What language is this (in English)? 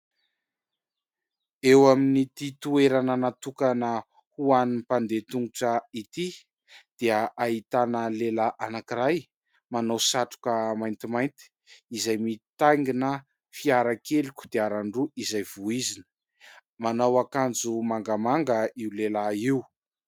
Malagasy